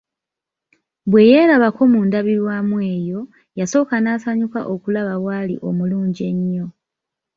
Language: Ganda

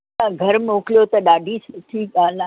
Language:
Sindhi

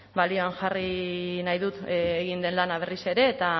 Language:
Basque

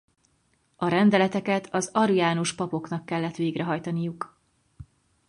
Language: Hungarian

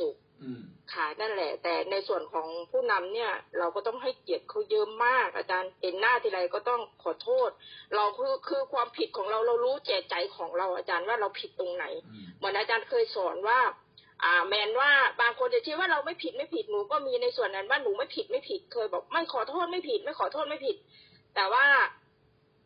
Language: Thai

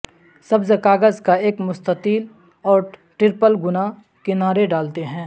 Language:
Urdu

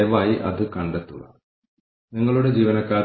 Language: Malayalam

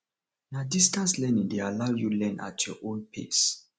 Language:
Nigerian Pidgin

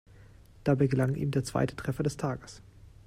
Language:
German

